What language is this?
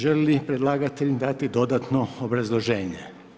Croatian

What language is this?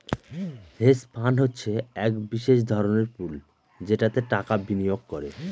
Bangla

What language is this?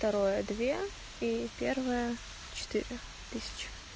Russian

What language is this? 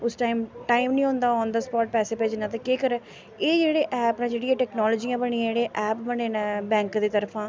Dogri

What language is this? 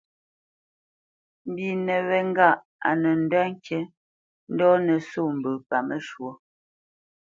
Bamenyam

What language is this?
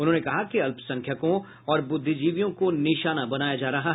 Hindi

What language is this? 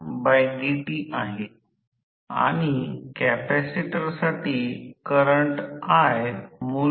Marathi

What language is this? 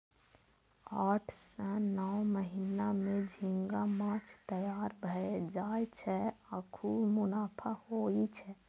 Maithili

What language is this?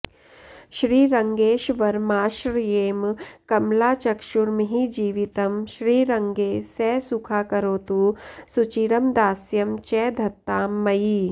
Sanskrit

